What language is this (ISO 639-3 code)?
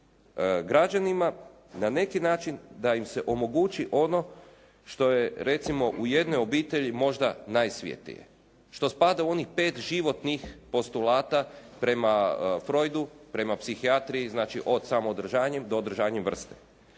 hrv